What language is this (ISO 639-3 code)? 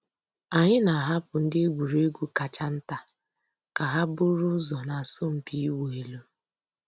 ibo